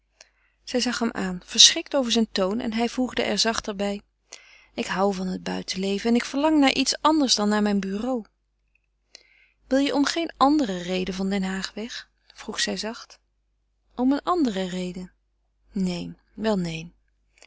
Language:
Dutch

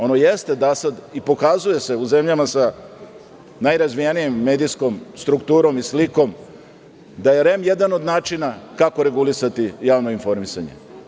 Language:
Serbian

